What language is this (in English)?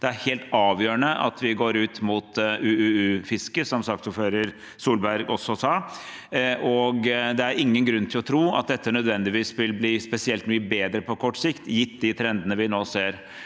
Norwegian